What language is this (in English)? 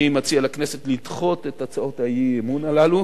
Hebrew